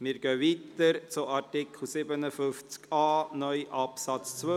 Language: Swiss German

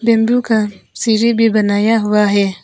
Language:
Hindi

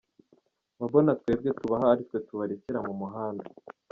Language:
Kinyarwanda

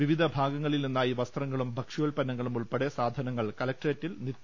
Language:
Malayalam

